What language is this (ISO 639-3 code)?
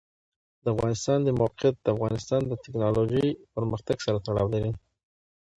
pus